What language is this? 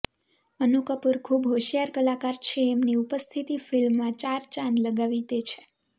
Gujarati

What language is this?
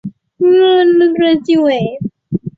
Chinese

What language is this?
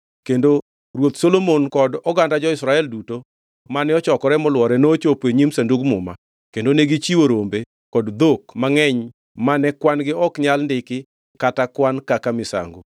Luo (Kenya and Tanzania)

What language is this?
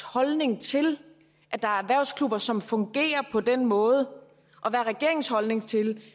Danish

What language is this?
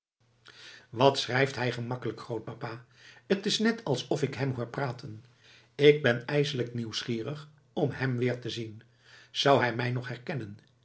Dutch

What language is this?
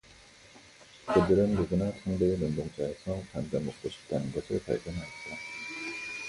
Korean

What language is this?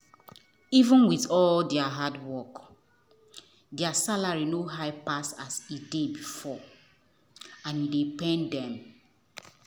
Nigerian Pidgin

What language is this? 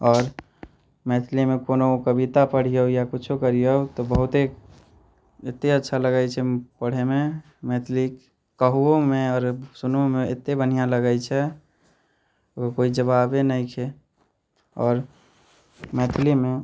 Maithili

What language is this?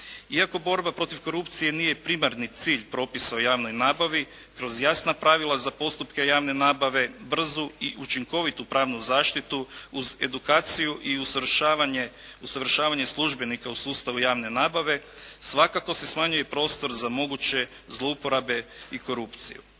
Croatian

